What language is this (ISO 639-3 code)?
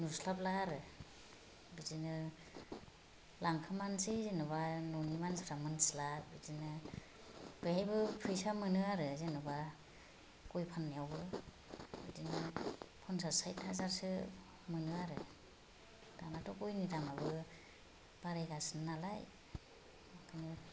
brx